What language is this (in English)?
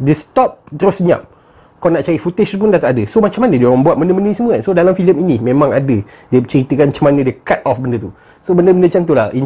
Malay